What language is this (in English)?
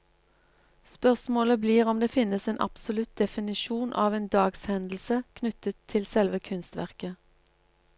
Norwegian